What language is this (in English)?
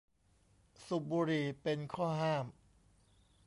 Thai